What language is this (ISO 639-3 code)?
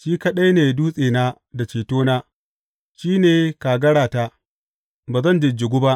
hau